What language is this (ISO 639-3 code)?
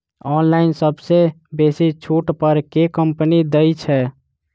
mai